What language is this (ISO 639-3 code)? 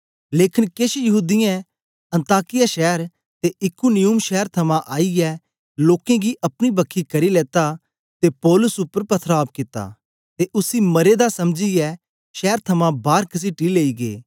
doi